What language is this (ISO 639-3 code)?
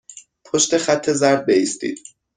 fas